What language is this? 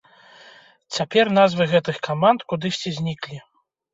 Belarusian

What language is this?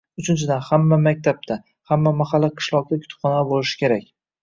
Uzbek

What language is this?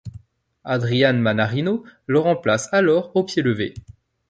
French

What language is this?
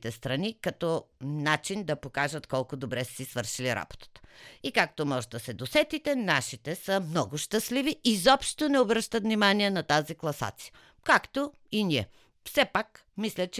Bulgarian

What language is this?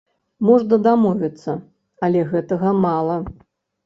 Belarusian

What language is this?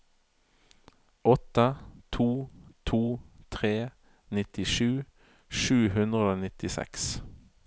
Norwegian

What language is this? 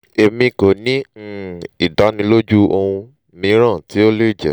Yoruba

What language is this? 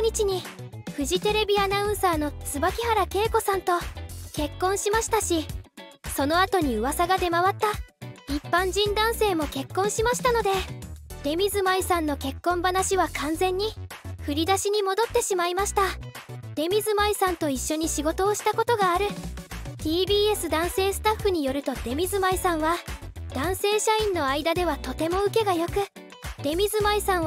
Japanese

